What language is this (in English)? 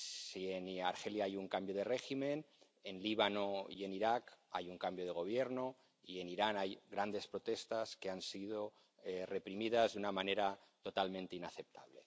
Spanish